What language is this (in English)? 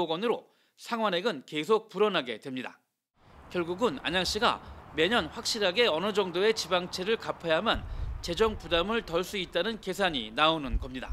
Korean